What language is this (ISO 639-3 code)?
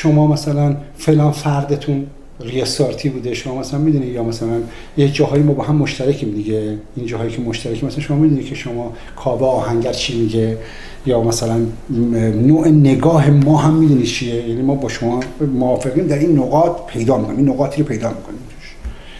fas